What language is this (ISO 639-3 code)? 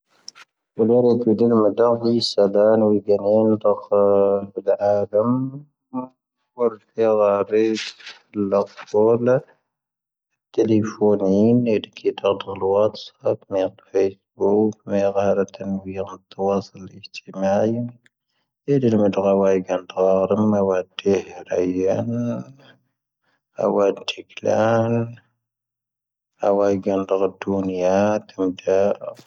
thv